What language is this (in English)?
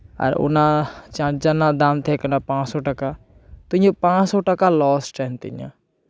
Santali